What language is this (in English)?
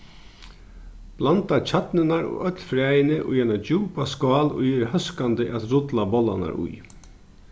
Faroese